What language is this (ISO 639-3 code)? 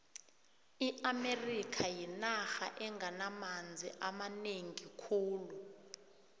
nbl